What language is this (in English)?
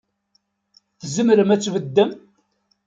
Kabyle